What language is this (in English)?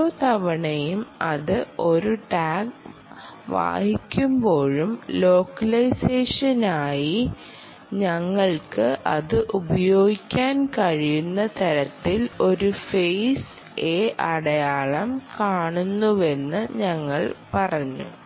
Malayalam